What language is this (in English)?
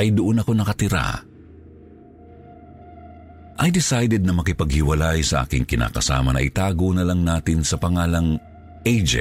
Filipino